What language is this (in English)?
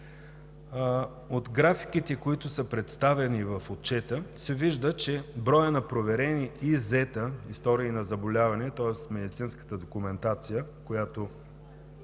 Bulgarian